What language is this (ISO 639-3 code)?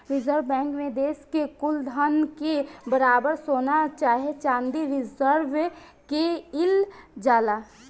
bho